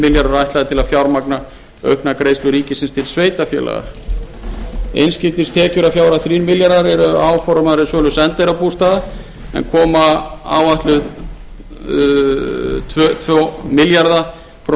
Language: Icelandic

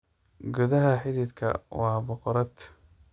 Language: Somali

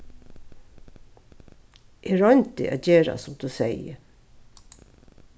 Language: Faroese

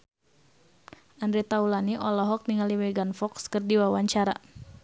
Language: Sundanese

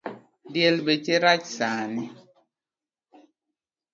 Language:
Luo (Kenya and Tanzania)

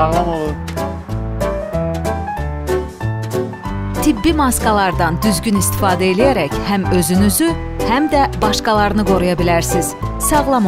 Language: Turkish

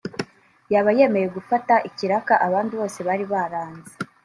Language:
Kinyarwanda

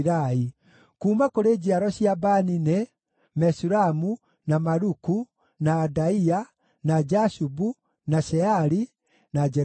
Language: Kikuyu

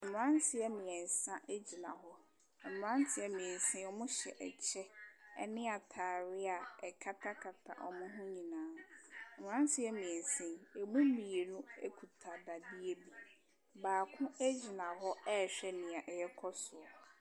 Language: Akan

